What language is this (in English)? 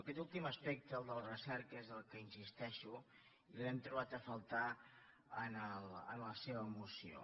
Catalan